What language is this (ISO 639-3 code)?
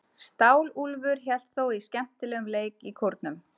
isl